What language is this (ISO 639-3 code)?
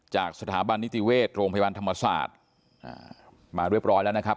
tha